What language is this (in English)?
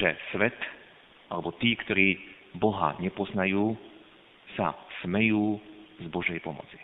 Slovak